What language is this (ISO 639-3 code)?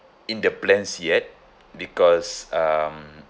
eng